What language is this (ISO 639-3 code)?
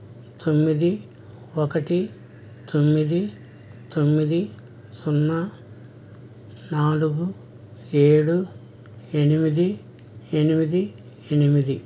tel